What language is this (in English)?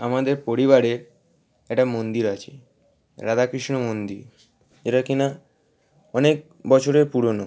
Bangla